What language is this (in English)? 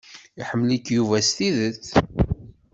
Kabyle